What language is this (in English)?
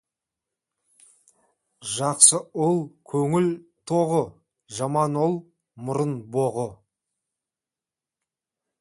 Kazakh